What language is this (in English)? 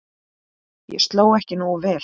Icelandic